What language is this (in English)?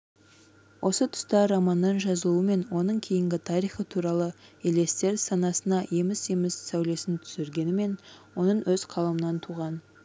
Kazakh